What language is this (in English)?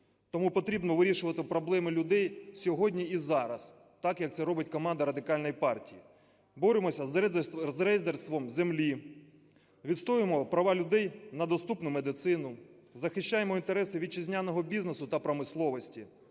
Ukrainian